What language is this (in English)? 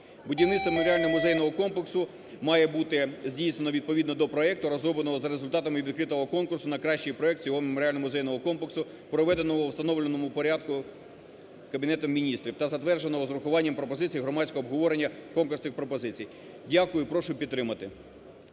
Ukrainian